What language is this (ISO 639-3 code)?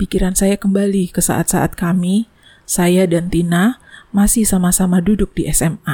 ind